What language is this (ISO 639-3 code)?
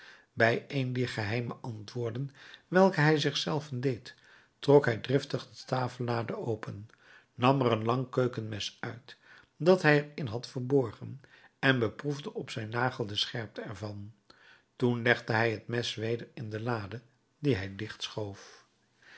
nld